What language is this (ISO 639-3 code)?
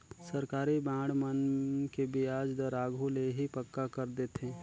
hne